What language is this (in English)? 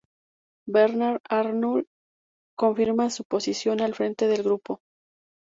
Spanish